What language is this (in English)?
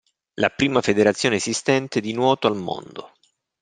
Italian